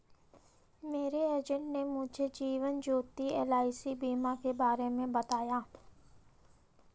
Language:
Hindi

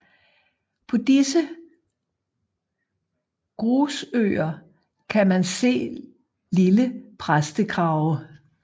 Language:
Danish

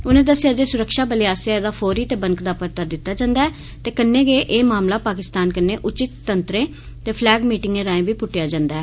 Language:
Dogri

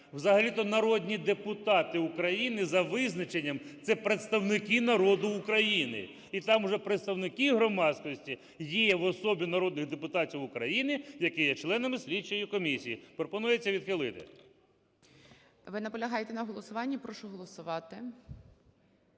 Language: Ukrainian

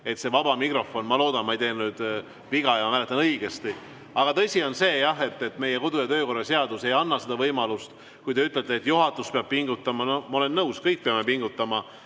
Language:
Estonian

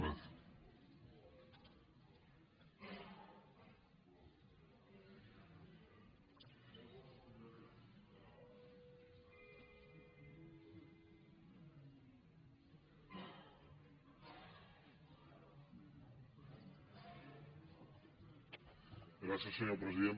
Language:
Catalan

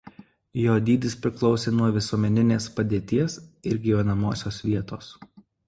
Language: Lithuanian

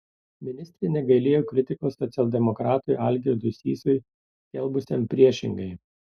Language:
Lithuanian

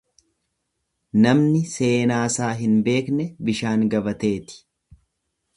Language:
Oromo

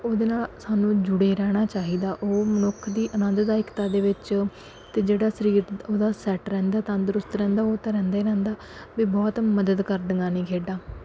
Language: Punjabi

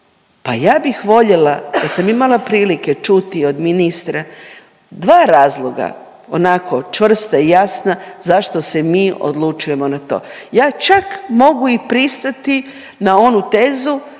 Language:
Croatian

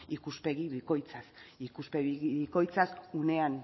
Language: Basque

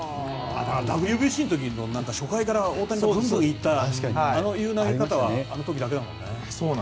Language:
Japanese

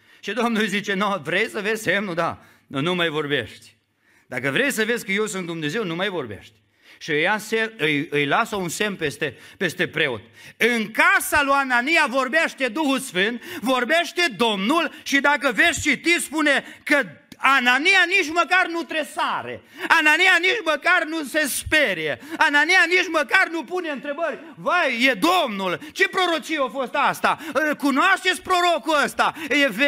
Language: Romanian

